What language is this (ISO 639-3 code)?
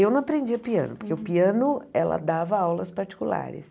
por